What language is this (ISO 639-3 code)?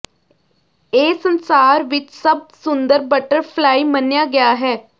pan